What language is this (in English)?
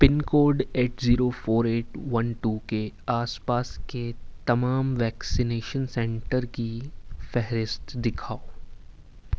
Urdu